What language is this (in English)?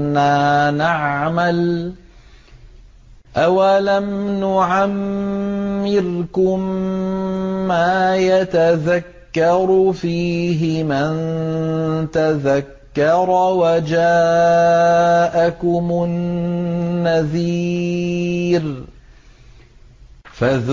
Arabic